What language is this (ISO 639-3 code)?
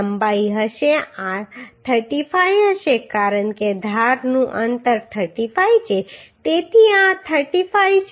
guj